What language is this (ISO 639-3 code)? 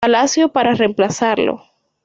spa